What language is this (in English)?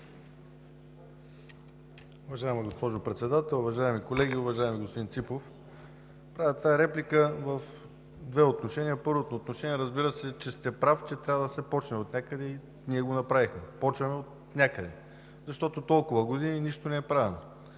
Bulgarian